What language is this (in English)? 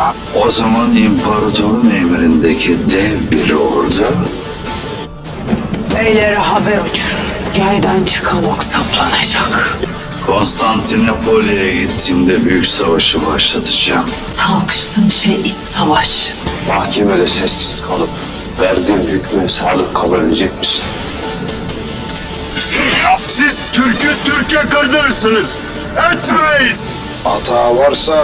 Turkish